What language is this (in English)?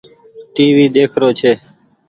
Goaria